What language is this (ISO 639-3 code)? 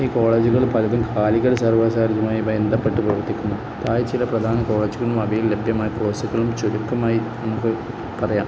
mal